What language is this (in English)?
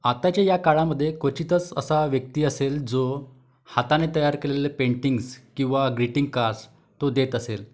Marathi